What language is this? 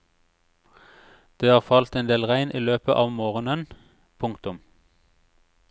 Norwegian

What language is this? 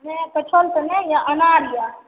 Maithili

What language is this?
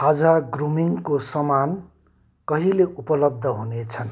Nepali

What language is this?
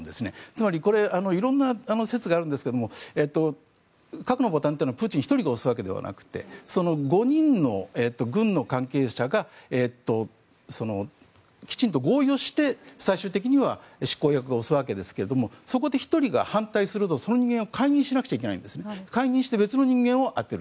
Japanese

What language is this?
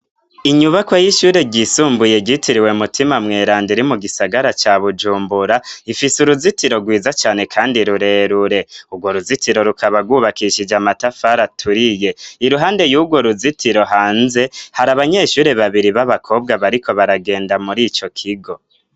Rundi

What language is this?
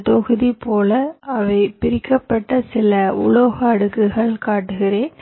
Tamil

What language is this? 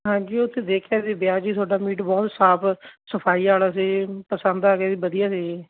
Punjabi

